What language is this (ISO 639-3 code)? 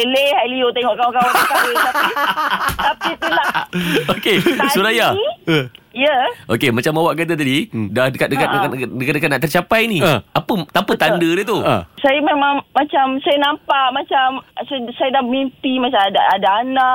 msa